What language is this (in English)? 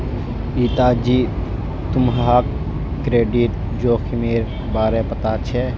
Magahi